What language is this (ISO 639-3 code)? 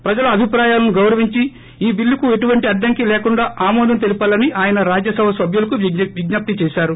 tel